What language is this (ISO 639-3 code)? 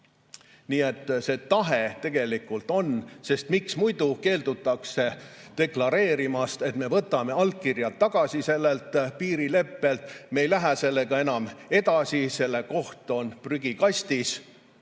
est